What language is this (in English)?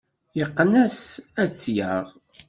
Kabyle